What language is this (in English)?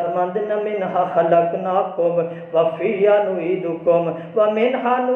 Urdu